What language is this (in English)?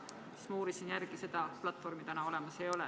Estonian